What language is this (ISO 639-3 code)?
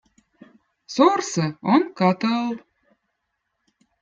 vot